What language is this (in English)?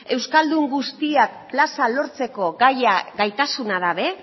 Basque